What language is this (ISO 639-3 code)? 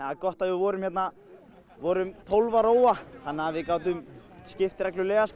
isl